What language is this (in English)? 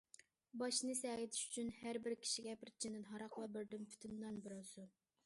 Uyghur